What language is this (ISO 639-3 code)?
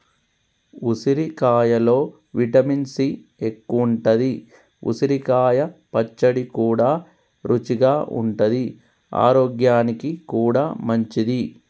tel